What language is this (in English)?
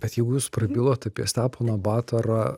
Lithuanian